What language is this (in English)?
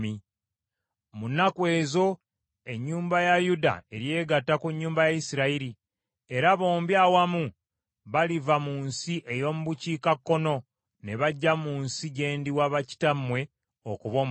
Ganda